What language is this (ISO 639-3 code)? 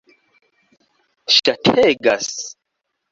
epo